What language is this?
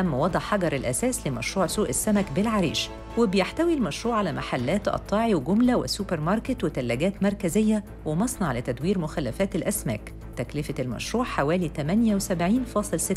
Arabic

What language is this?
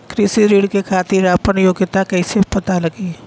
Bhojpuri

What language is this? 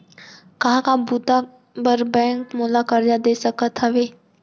Chhattisgarhi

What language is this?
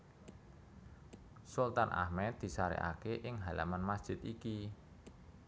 Javanese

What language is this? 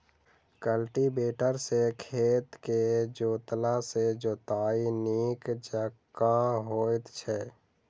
Maithili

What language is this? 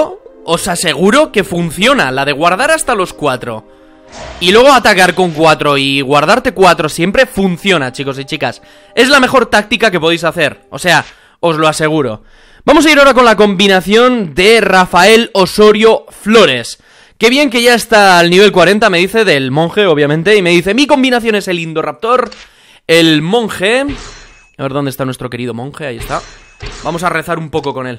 Spanish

